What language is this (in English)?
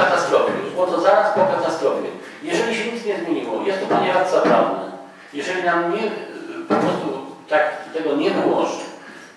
Polish